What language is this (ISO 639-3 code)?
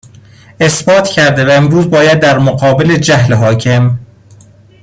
fas